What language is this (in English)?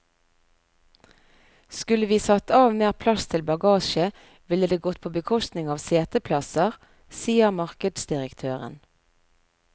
Norwegian